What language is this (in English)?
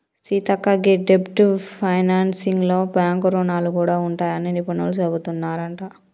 Telugu